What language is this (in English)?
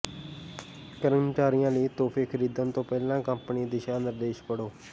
Punjabi